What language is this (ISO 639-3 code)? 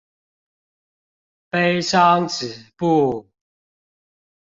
zho